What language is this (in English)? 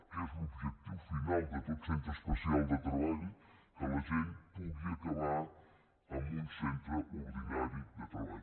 Catalan